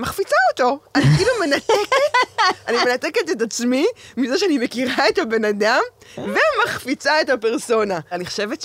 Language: Hebrew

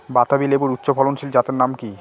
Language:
Bangla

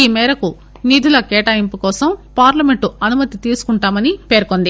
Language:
Telugu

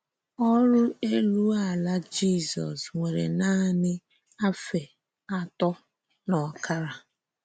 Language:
Igbo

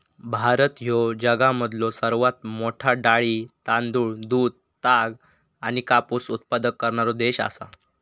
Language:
Marathi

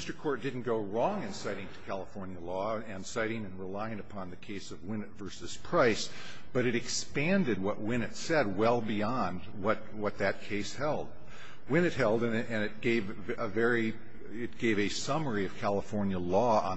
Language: English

